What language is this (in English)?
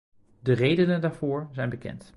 Dutch